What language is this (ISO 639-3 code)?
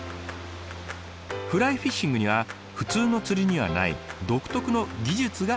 jpn